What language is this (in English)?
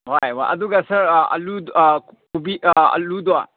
Manipuri